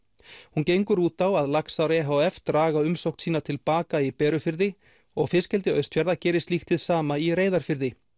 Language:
Icelandic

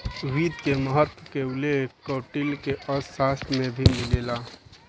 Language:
Bhojpuri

